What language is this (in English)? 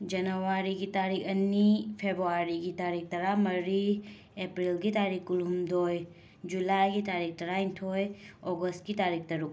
Manipuri